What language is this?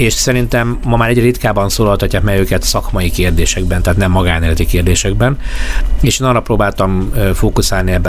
Hungarian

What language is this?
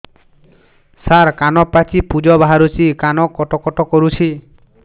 Odia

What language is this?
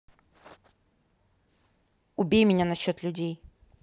Russian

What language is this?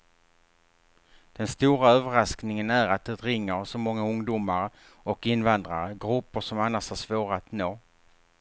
Swedish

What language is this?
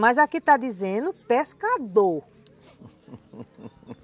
Portuguese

